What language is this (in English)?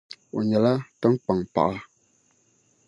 Dagbani